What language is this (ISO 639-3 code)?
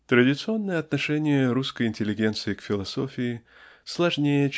rus